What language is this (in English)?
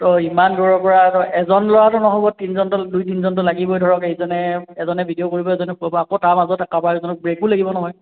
Assamese